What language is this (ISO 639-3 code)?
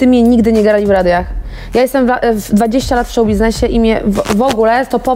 pol